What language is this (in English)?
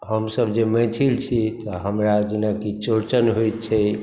Maithili